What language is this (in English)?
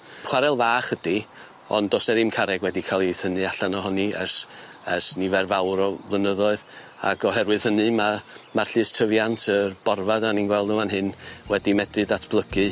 Welsh